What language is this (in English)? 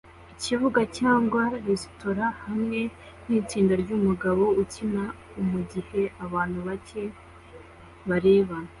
Kinyarwanda